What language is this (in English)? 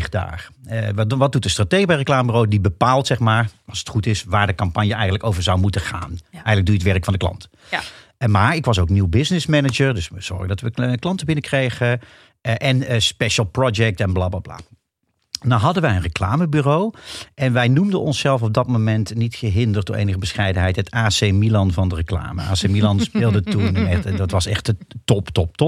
Dutch